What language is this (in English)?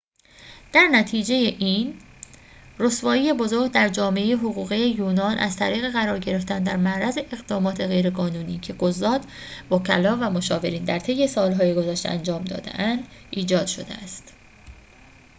Persian